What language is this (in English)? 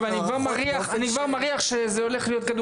Hebrew